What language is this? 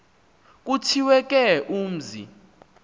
Xhosa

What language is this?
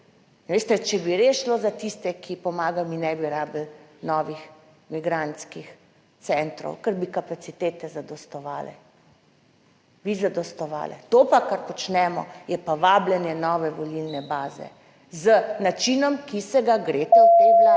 Slovenian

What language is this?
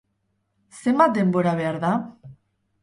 Basque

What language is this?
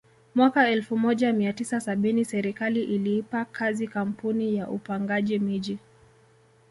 Swahili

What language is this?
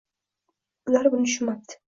Uzbek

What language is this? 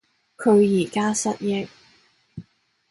Cantonese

